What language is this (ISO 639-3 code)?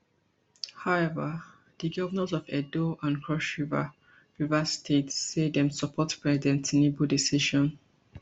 pcm